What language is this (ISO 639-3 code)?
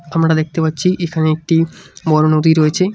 ben